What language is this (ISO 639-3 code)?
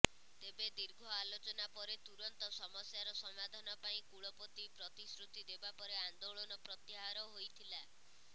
ori